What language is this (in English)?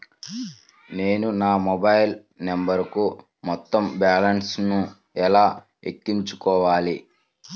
Telugu